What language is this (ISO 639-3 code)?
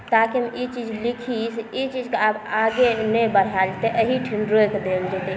mai